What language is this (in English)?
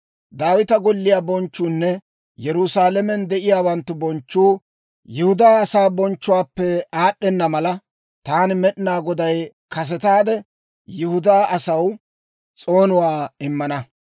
Dawro